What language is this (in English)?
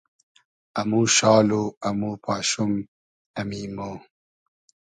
Hazaragi